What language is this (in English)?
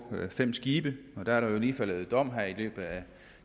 Danish